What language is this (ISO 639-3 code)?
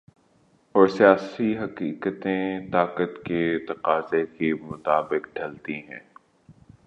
urd